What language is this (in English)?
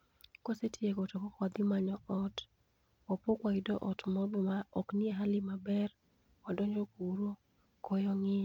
Luo (Kenya and Tanzania)